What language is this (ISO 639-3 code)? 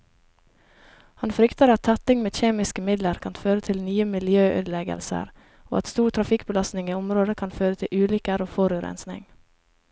nor